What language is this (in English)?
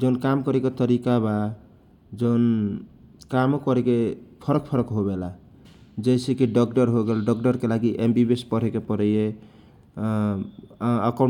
Kochila Tharu